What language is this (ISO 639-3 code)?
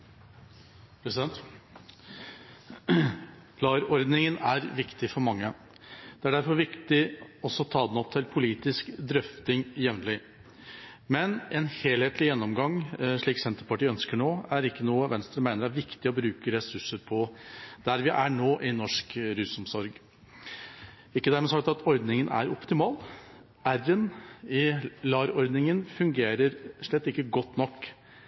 nor